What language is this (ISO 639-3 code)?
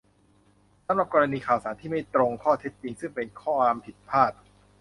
tha